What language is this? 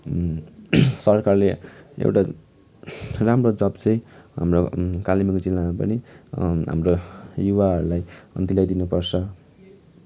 Nepali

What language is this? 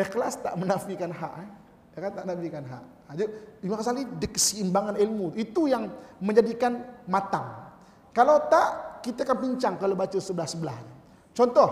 Malay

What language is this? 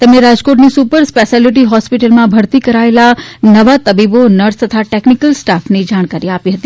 Gujarati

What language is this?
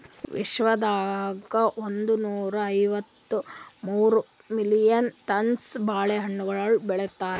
Kannada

